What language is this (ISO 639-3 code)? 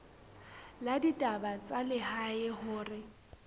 sot